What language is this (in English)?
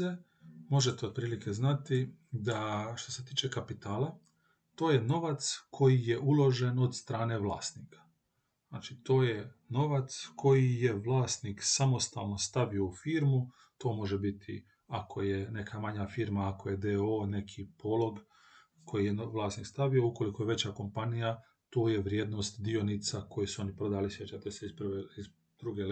Croatian